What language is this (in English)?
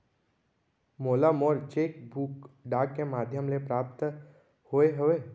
Chhattisgarhi